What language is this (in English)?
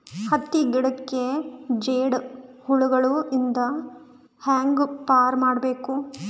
Kannada